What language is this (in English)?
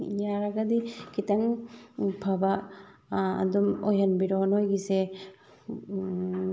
Manipuri